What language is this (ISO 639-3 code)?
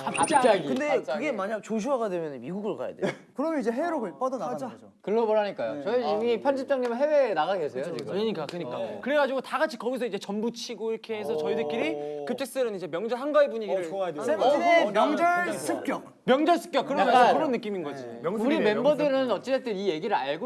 kor